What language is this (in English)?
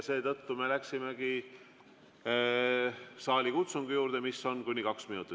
Estonian